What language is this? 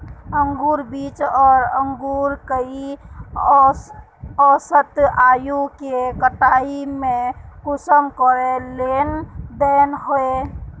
Magahi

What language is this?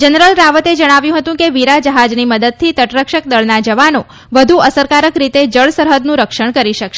Gujarati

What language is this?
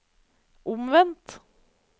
Norwegian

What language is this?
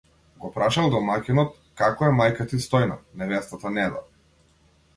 Macedonian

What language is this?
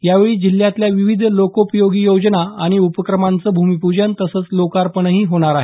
Marathi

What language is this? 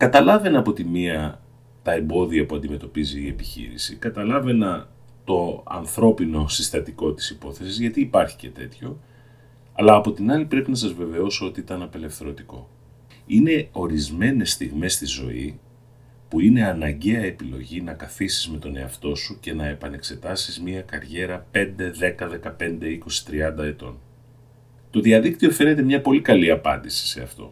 Greek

